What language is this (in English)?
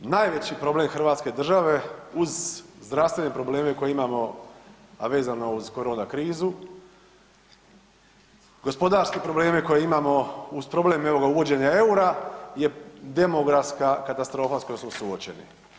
Croatian